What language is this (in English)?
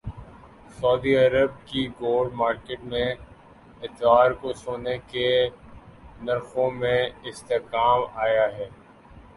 Urdu